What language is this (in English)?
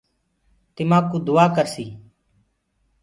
Gurgula